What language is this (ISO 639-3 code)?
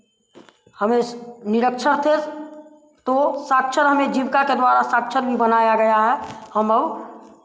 hin